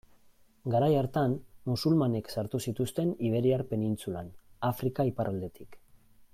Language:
Basque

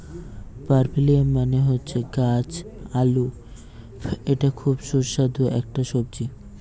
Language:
Bangla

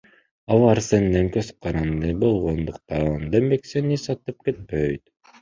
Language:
Kyrgyz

